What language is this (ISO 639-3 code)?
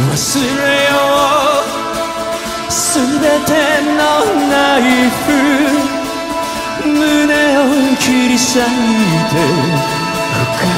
jpn